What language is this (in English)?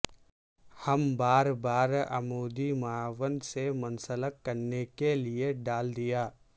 Urdu